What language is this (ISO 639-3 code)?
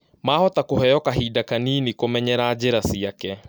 kik